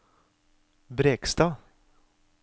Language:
Norwegian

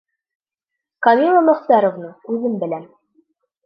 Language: Bashkir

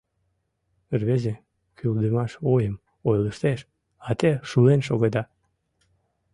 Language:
Mari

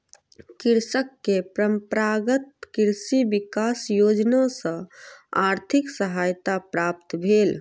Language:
Maithili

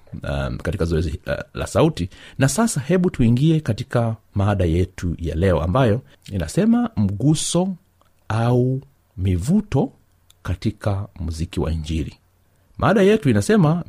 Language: Swahili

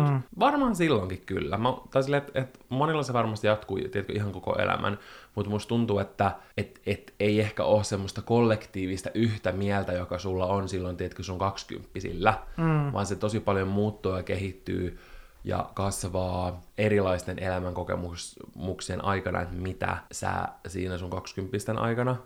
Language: Finnish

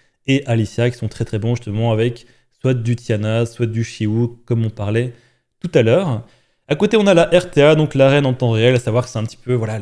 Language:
French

